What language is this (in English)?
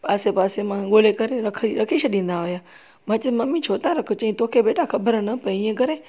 Sindhi